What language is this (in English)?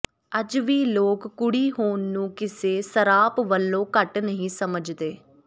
Punjabi